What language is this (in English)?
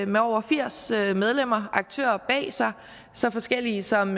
Danish